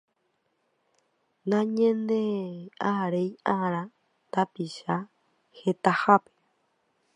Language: Guarani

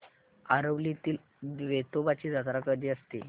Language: Marathi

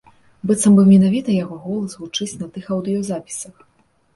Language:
Belarusian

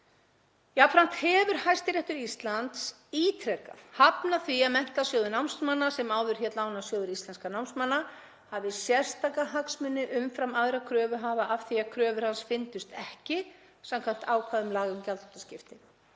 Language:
Icelandic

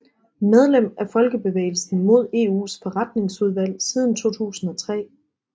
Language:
Danish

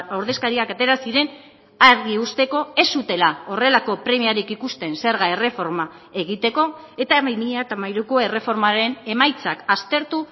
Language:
Basque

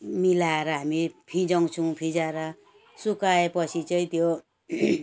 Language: Nepali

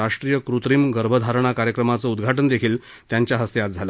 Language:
Marathi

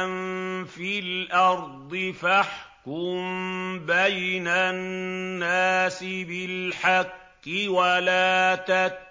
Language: Arabic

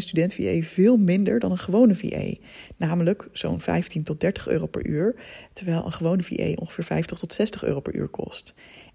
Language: Dutch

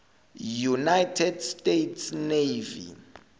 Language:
Zulu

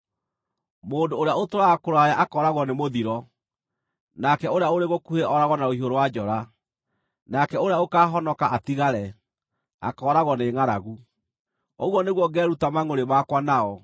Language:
Kikuyu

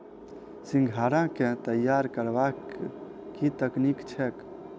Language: Maithili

